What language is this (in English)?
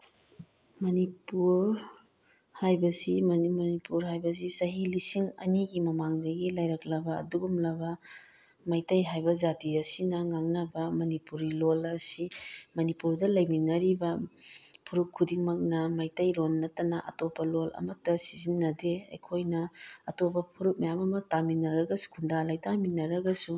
Manipuri